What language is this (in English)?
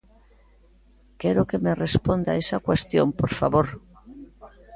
Galician